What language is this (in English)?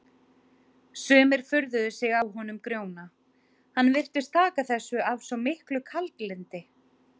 Icelandic